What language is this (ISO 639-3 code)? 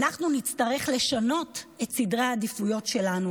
heb